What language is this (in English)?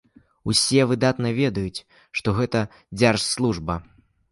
Belarusian